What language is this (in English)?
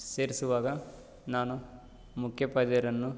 Kannada